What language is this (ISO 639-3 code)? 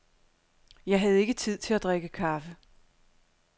dan